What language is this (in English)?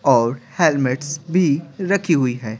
Hindi